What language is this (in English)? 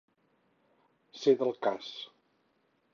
Catalan